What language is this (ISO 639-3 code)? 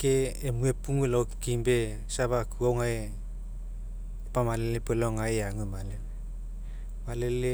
mek